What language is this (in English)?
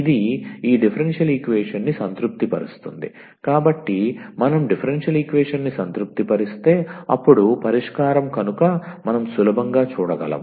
Telugu